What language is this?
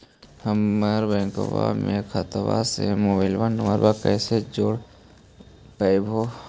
Magahi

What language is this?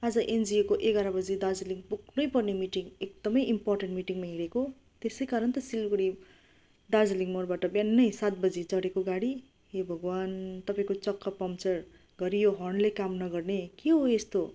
Nepali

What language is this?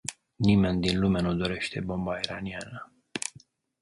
Romanian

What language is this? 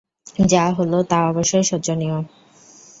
Bangla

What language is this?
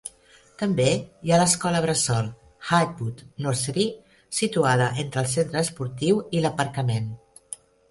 Catalan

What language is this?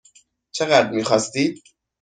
Persian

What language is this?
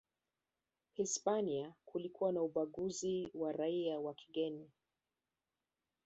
Swahili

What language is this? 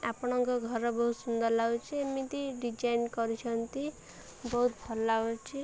Odia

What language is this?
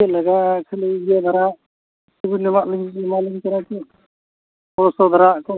Santali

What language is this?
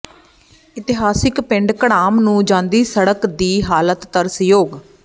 Punjabi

